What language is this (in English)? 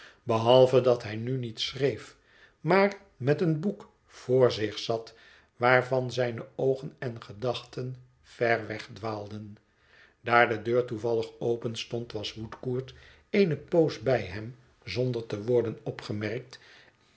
Dutch